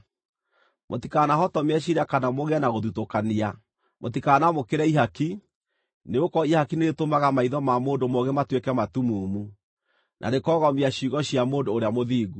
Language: Kikuyu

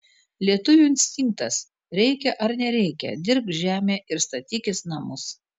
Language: Lithuanian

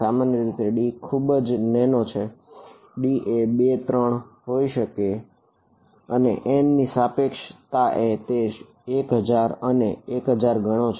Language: Gujarati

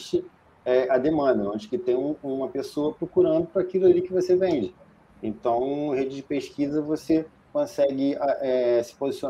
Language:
Portuguese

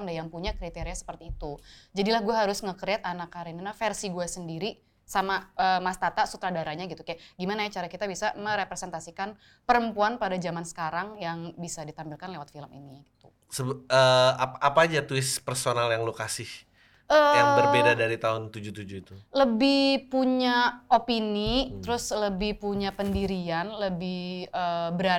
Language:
Indonesian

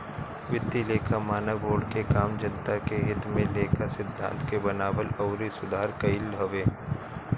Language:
Bhojpuri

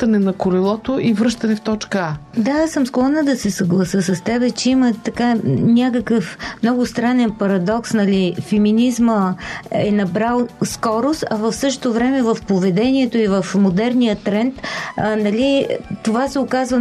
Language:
Bulgarian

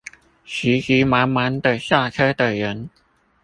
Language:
Chinese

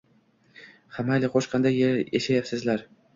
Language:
Uzbek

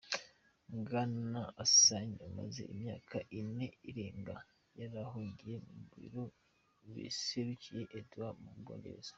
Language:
Kinyarwanda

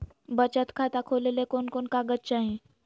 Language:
Magahi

